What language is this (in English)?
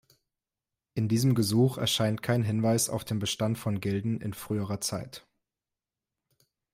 German